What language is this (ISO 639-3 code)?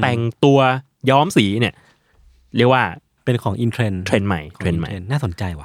tha